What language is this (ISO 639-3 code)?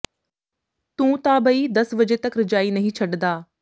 pan